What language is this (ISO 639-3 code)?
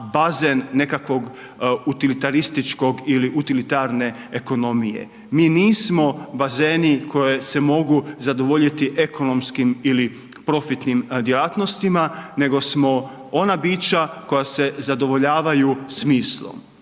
hrv